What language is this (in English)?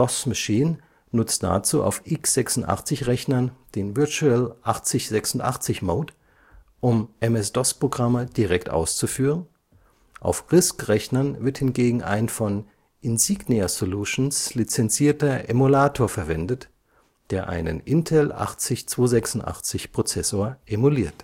German